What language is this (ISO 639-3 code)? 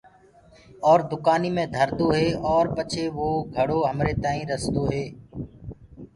ggg